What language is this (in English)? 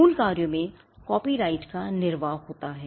Hindi